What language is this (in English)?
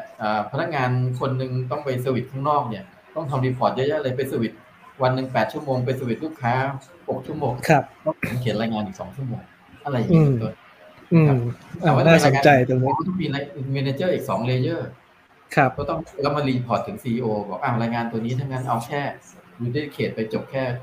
Thai